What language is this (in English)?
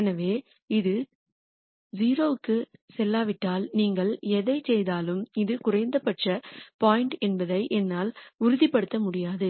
Tamil